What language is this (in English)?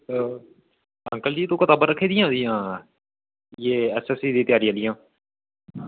Dogri